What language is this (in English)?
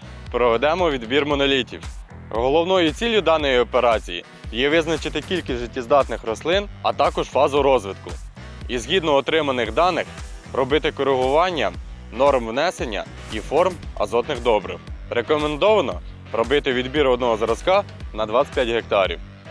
Ukrainian